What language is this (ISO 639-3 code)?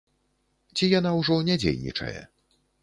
bel